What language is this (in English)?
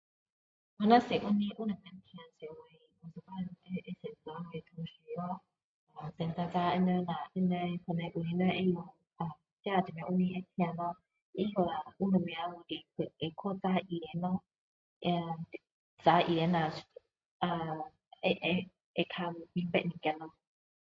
Min Dong Chinese